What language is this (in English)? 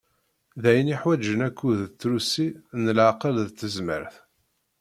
Kabyle